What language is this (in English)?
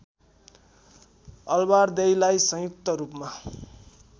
Nepali